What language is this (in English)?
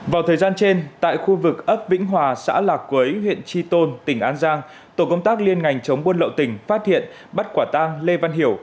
Vietnamese